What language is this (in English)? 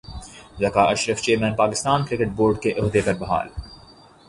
Urdu